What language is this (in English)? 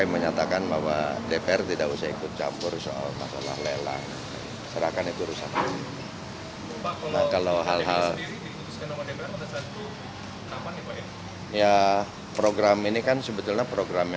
Indonesian